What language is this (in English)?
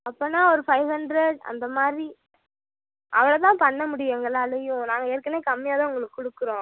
Tamil